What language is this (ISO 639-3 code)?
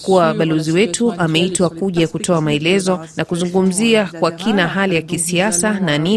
swa